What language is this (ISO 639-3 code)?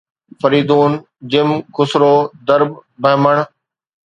snd